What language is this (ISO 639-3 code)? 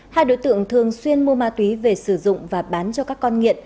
vie